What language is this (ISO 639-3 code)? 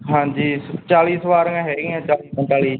pan